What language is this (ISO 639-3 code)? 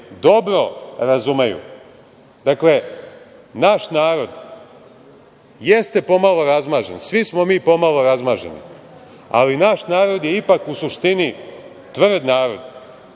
srp